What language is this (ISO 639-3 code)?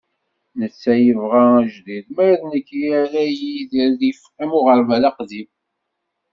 kab